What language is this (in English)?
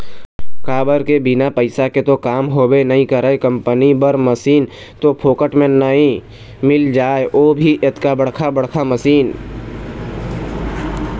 Chhattisgarhi